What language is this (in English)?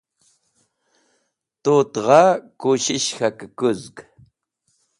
Wakhi